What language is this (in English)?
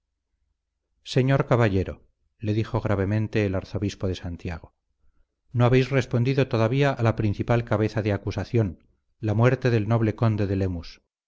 Spanish